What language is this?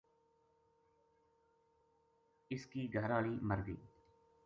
Gujari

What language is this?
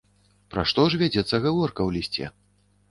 Belarusian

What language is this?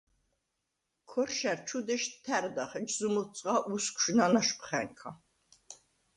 Svan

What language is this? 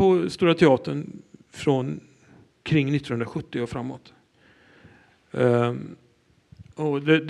Swedish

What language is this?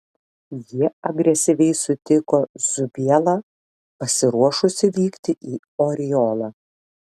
Lithuanian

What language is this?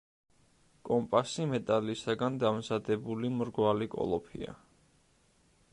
Georgian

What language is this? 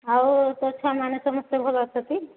Odia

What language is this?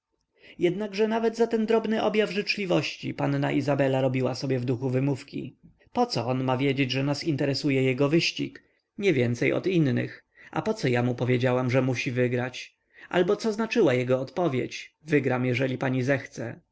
Polish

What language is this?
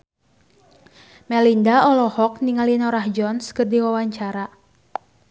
Sundanese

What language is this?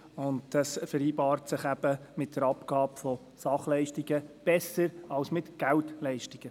Swiss German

